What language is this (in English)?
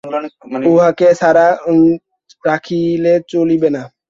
Bangla